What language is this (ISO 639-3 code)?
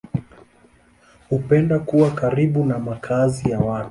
swa